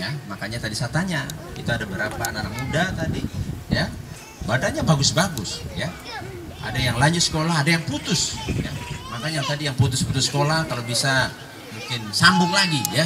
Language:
Indonesian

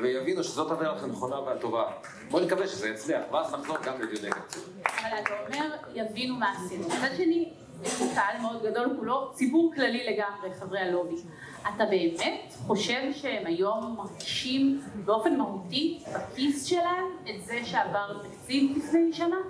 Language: Hebrew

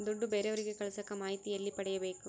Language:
Kannada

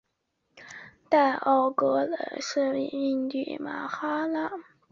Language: Chinese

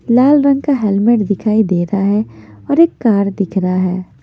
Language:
Hindi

